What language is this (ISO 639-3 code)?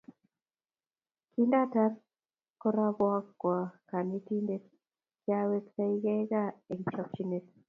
kln